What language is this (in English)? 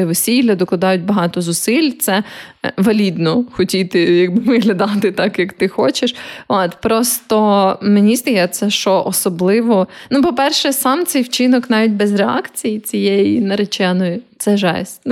Ukrainian